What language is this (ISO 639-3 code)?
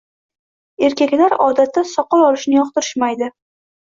uzb